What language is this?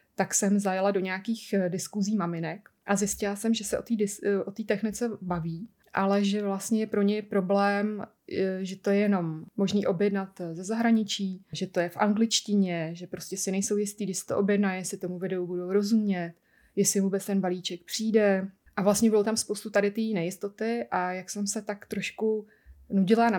Czech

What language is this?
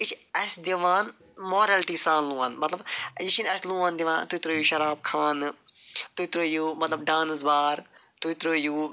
Kashmiri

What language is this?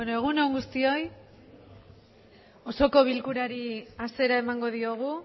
Basque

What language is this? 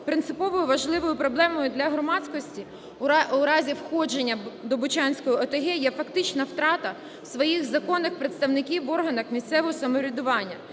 Ukrainian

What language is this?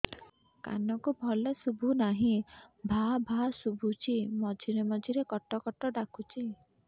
Odia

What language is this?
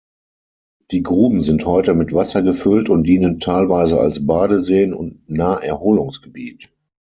German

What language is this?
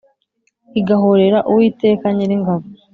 Kinyarwanda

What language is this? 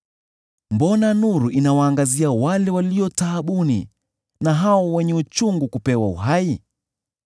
Swahili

